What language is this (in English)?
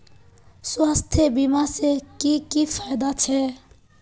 Magahi